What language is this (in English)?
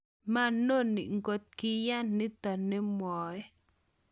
Kalenjin